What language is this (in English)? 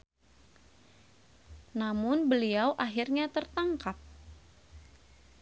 Sundanese